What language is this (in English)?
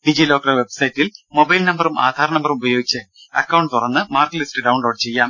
Malayalam